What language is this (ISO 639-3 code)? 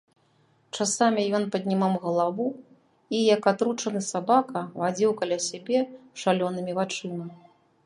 bel